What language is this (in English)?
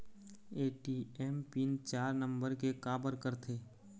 Chhattisgarhi